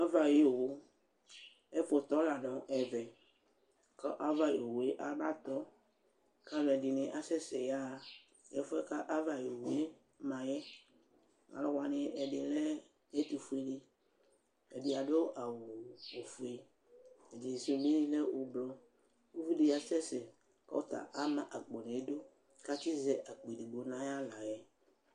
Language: Ikposo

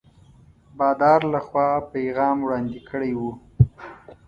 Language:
Pashto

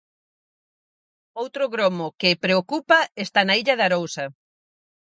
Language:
Galician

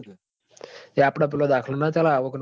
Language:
Gujarati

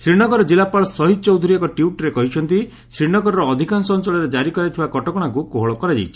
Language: Odia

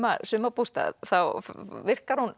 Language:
Icelandic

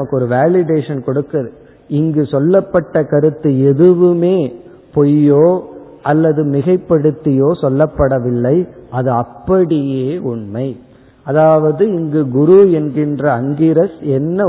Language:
Tamil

